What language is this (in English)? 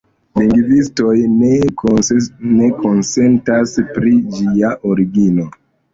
Esperanto